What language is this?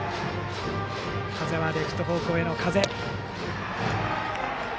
Japanese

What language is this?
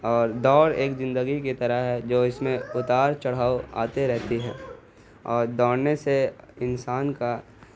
Urdu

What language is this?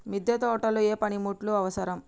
Telugu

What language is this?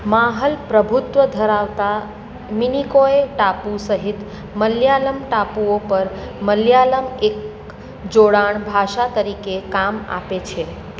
Gujarati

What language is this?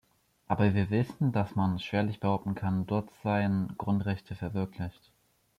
German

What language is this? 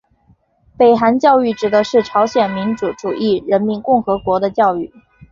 Chinese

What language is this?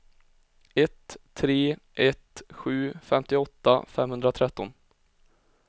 Swedish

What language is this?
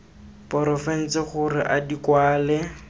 Tswana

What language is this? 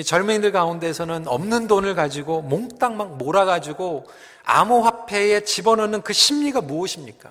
Korean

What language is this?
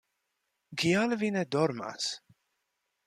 Esperanto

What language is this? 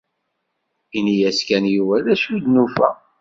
Kabyle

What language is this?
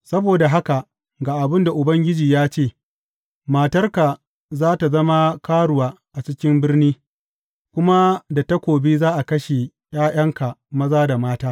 Hausa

